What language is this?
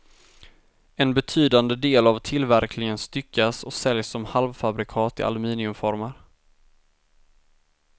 Swedish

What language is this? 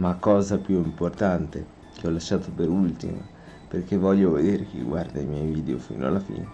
Italian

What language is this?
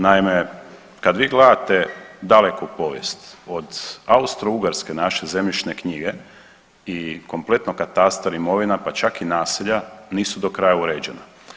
Croatian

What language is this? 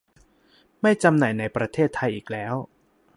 Thai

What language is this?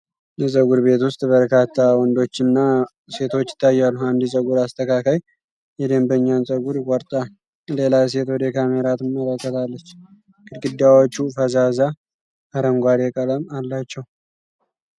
Amharic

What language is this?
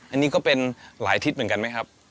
Thai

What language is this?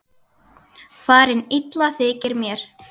Icelandic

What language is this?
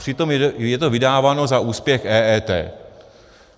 Czech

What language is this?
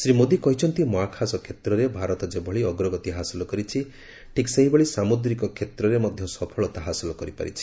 Odia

